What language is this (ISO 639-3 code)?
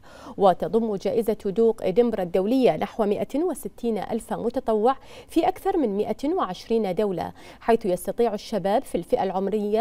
ara